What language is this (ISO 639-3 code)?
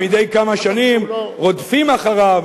heb